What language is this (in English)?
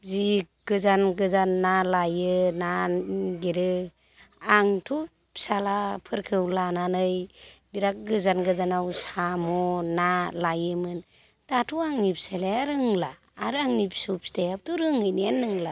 Bodo